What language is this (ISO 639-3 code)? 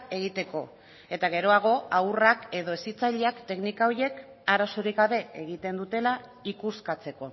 eus